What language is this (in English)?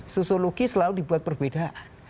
Indonesian